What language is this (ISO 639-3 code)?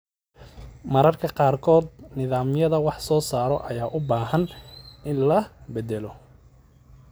som